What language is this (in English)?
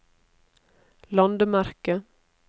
Norwegian